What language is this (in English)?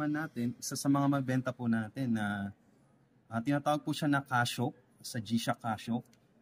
Filipino